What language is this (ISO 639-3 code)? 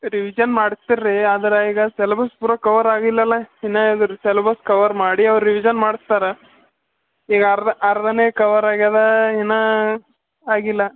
kan